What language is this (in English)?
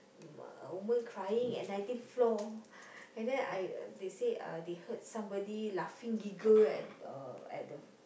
English